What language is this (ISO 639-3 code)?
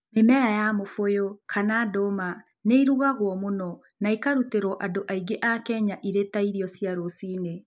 kik